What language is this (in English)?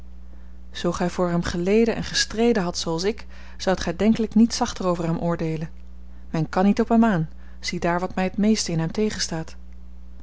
Dutch